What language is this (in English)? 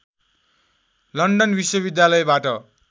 Nepali